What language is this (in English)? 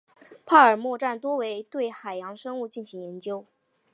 Chinese